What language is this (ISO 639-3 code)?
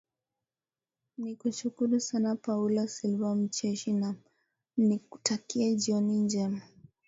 swa